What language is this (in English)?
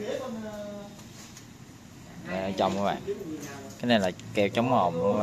Vietnamese